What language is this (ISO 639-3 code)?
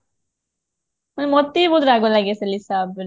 ori